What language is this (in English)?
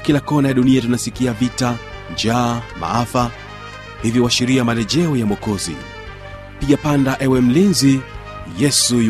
Swahili